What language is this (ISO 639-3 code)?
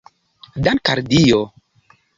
epo